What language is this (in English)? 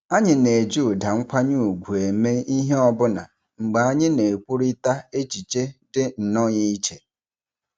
Igbo